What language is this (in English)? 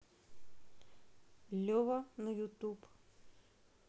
Russian